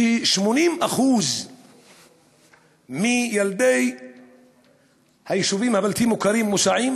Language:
Hebrew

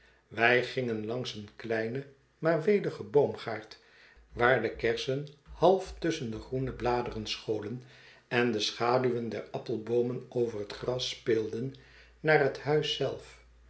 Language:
Dutch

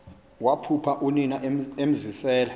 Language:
Xhosa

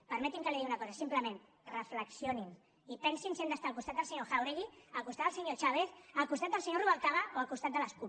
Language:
Catalan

